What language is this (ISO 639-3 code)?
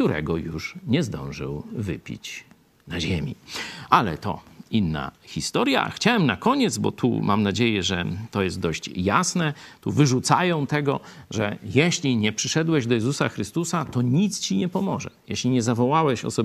pol